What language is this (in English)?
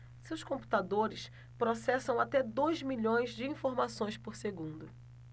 Portuguese